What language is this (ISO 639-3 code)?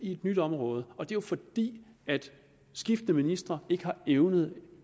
dan